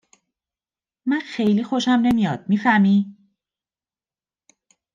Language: Persian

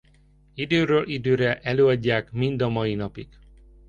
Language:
Hungarian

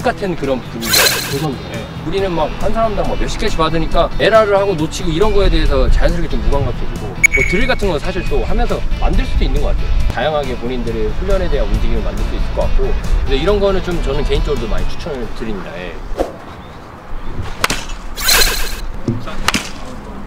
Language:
Korean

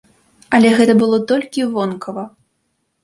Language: Belarusian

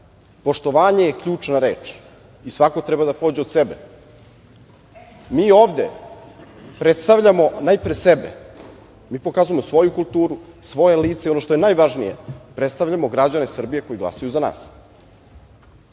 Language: Serbian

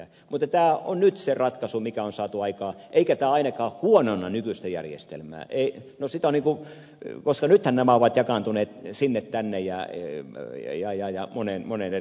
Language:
Finnish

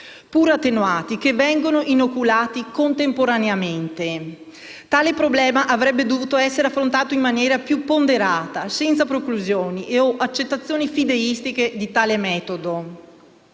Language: Italian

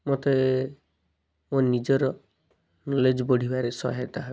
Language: Odia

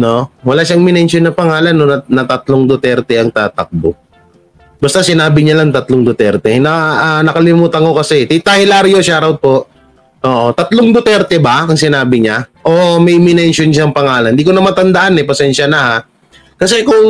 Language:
Filipino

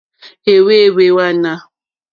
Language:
Mokpwe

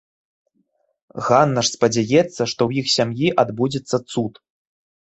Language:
Belarusian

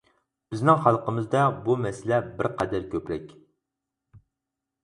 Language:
Uyghur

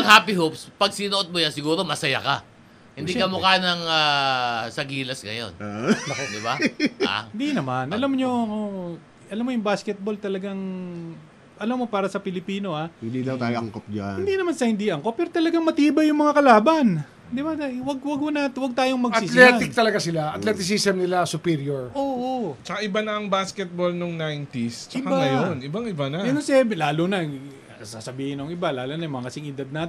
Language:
Filipino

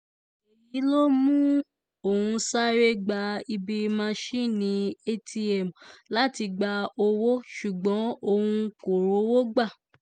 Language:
Yoruba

